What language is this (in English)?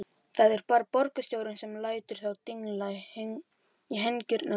Icelandic